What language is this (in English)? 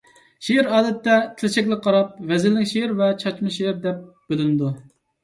Uyghur